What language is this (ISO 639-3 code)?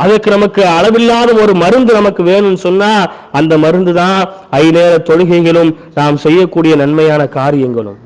tam